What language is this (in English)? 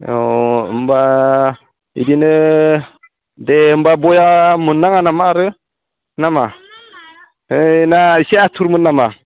Bodo